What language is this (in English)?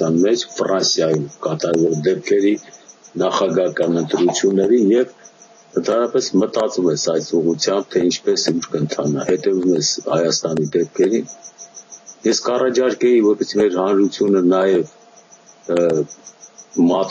Romanian